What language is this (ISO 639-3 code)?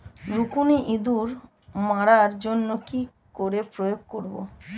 ben